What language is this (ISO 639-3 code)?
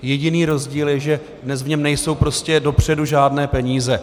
ces